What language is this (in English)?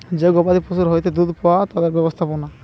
Bangla